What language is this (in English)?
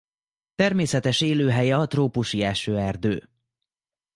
Hungarian